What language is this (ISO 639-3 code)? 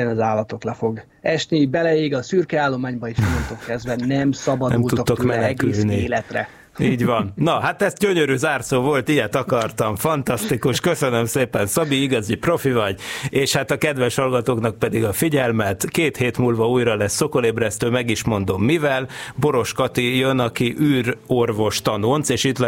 hun